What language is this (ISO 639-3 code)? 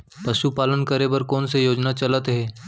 hne